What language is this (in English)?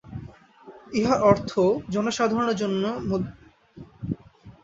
Bangla